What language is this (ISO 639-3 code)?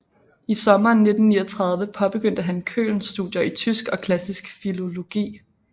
dan